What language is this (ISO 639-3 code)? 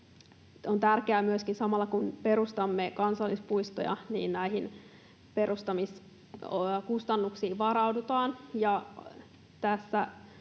fin